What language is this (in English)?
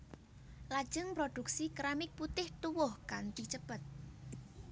Javanese